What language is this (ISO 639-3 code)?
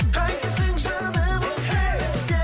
kaz